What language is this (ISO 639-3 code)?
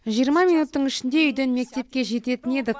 kaz